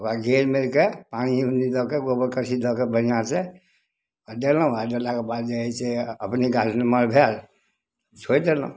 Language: Maithili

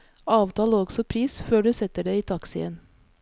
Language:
Norwegian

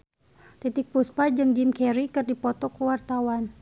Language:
Sundanese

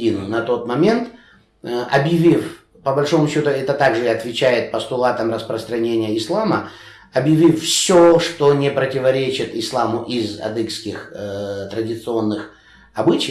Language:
Russian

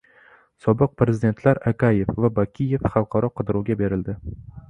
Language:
Uzbek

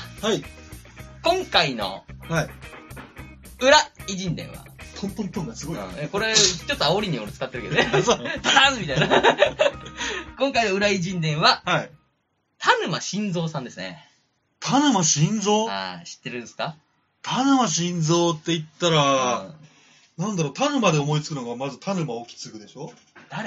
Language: Japanese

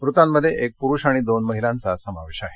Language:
Marathi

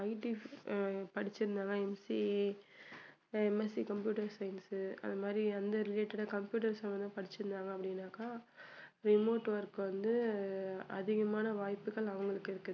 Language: Tamil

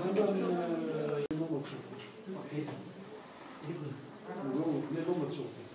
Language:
Turkish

